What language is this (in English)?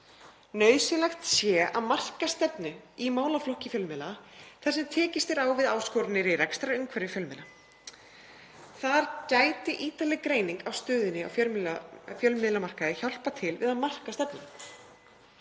Icelandic